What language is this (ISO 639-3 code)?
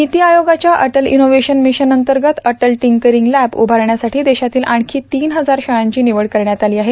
mar